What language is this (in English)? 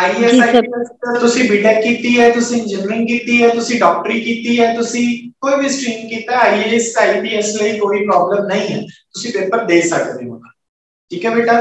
Hindi